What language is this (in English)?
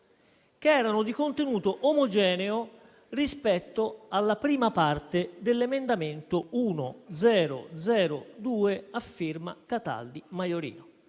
Italian